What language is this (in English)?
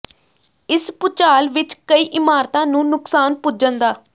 Punjabi